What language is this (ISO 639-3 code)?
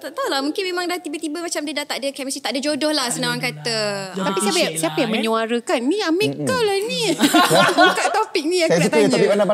msa